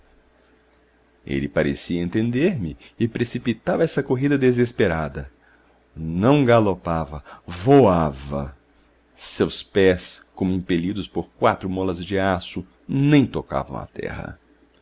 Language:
Portuguese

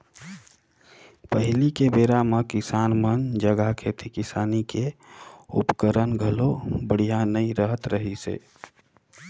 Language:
Chhattisgarhi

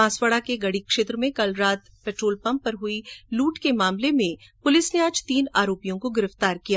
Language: Hindi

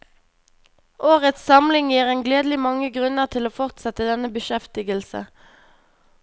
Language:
Norwegian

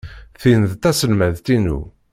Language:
Kabyle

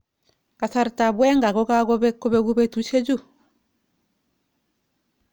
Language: Kalenjin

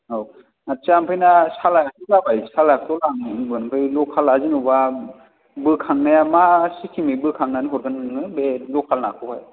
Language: Bodo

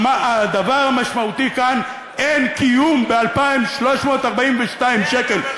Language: Hebrew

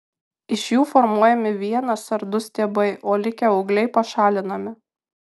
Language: Lithuanian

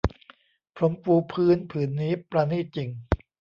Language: Thai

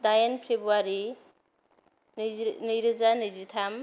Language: Bodo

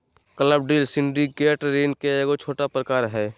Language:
Magahi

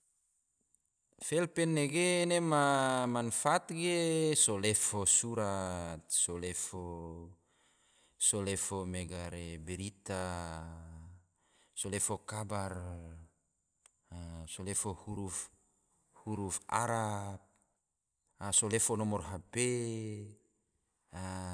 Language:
Tidore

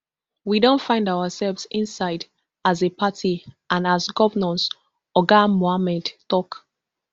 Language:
Nigerian Pidgin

